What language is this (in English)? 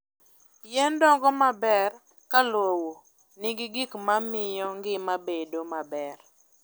Luo (Kenya and Tanzania)